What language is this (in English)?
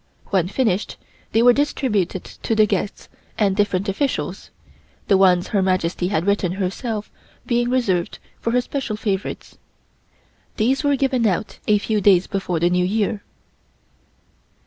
English